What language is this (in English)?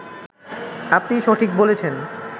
Bangla